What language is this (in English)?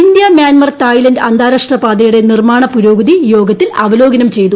Malayalam